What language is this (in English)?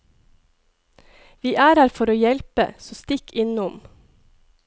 Norwegian